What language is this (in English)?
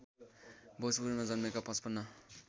Nepali